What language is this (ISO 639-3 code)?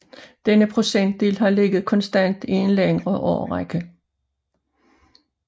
dan